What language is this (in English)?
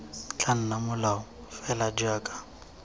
Tswana